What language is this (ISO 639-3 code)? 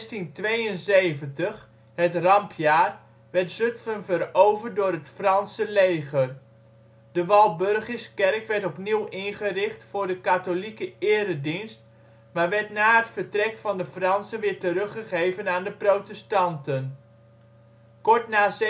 nld